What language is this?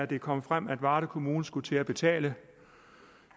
Danish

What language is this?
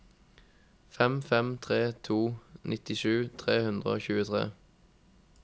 Norwegian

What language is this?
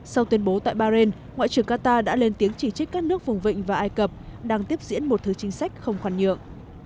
Vietnamese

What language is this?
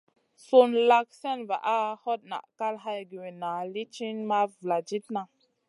Masana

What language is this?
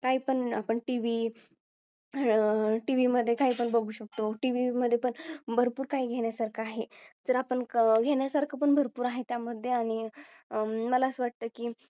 Marathi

